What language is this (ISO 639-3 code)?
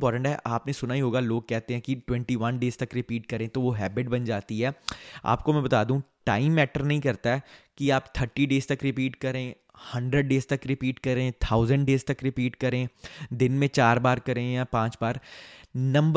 hin